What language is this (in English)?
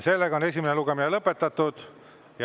Estonian